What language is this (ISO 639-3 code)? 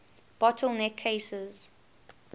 eng